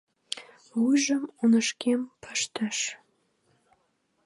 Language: Mari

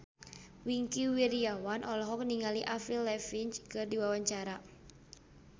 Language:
Sundanese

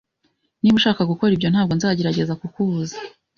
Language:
Kinyarwanda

